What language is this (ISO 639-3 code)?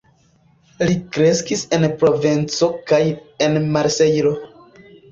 epo